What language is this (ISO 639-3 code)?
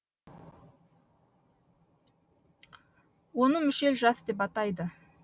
kaz